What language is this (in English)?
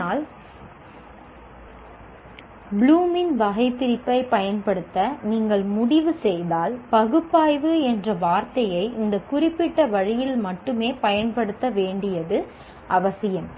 Tamil